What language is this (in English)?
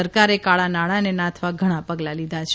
Gujarati